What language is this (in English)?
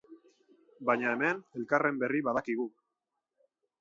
Basque